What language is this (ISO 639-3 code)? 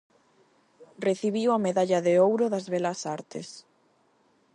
glg